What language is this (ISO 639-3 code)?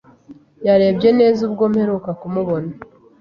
kin